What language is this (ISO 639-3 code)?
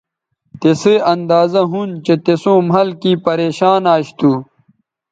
btv